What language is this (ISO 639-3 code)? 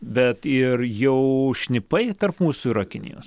lit